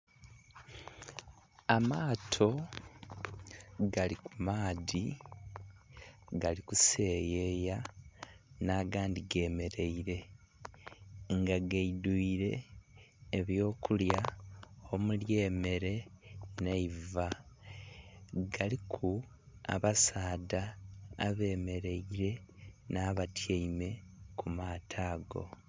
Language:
Soga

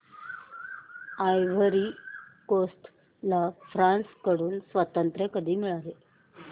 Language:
Marathi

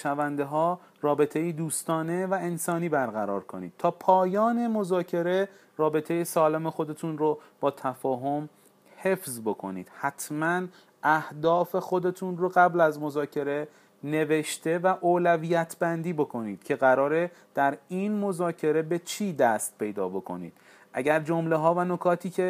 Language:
Persian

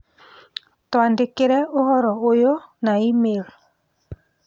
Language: Kikuyu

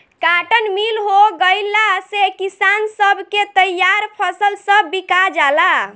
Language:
Bhojpuri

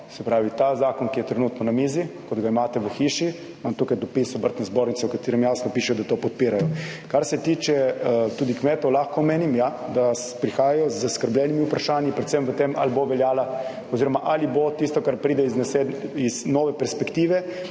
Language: Slovenian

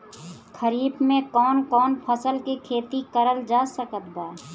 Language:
Bhojpuri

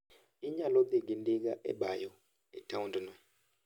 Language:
Luo (Kenya and Tanzania)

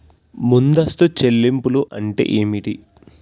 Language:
Telugu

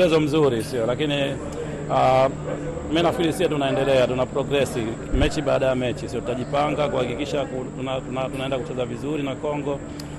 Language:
Swahili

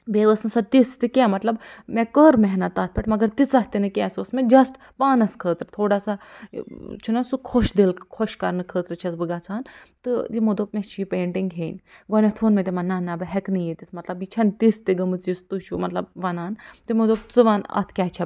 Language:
Kashmiri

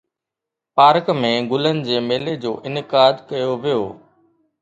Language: Sindhi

